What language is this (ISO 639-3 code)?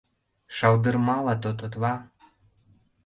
chm